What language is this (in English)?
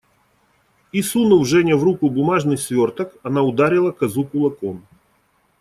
Russian